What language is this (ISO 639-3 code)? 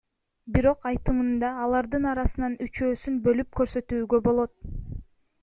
kir